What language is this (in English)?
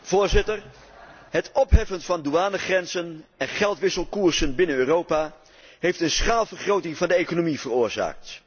Dutch